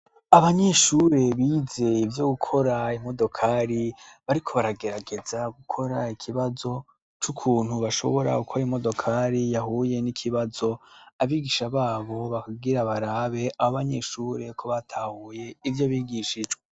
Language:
Rundi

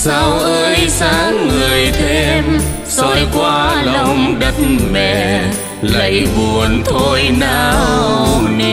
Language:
Vietnamese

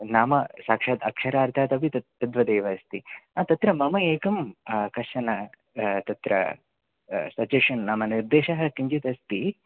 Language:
Sanskrit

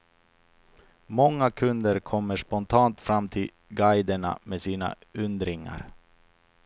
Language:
Swedish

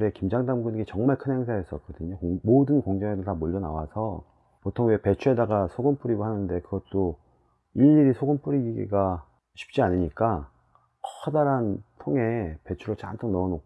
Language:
Korean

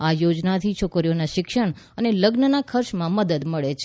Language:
Gujarati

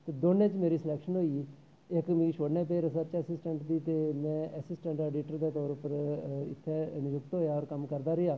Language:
Dogri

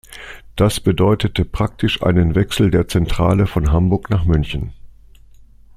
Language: German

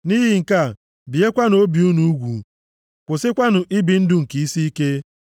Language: Igbo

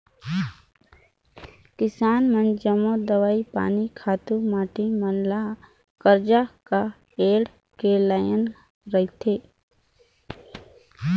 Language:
Chhattisgarhi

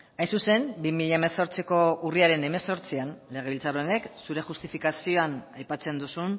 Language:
Basque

